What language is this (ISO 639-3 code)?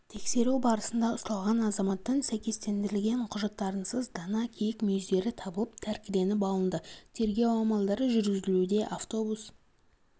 kaz